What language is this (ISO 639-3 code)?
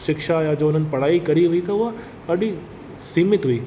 snd